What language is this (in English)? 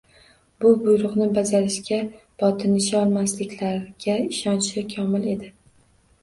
Uzbek